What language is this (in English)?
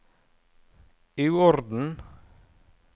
Norwegian